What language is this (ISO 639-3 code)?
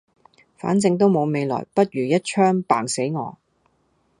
yue